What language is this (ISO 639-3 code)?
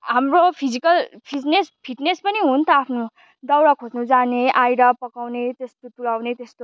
nep